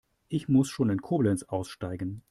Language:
German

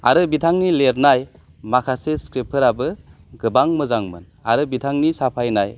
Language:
Bodo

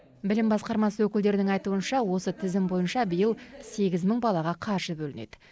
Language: Kazakh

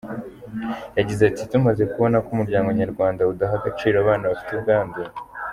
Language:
Kinyarwanda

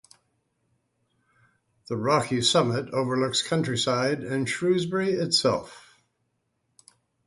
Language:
English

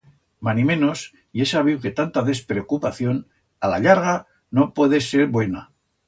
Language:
Aragonese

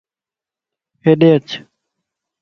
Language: Lasi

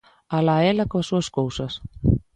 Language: Galician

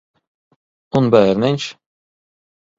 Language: Latvian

